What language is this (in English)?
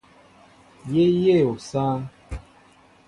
Mbo (Cameroon)